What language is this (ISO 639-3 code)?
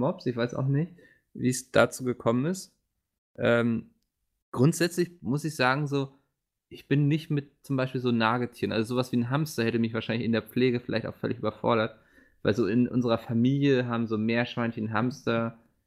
deu